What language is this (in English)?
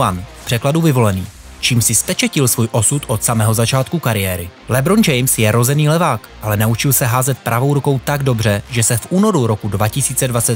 Czech